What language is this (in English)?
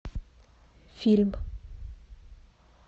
Russian